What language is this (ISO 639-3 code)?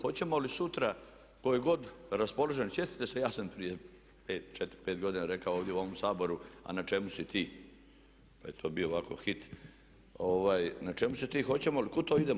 hrv